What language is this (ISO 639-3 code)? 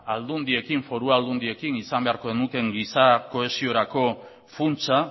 eus